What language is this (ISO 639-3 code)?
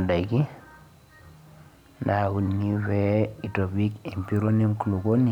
mas